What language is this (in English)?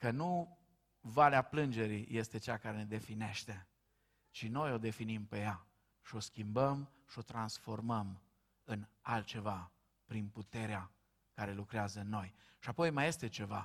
Romanian